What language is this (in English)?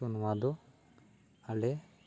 Santali